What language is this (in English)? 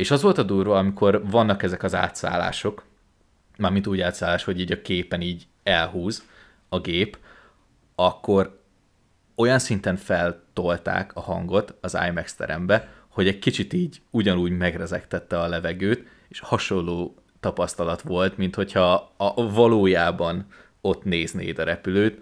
Hungarian